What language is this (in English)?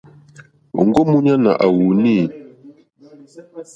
Mokpwe